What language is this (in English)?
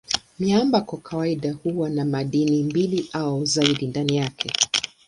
Swahili